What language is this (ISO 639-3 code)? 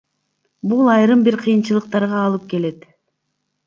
kir